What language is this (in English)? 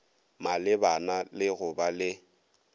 Northern Sotho